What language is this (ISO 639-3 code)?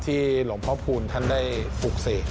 tha